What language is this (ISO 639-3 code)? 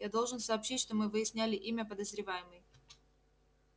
rus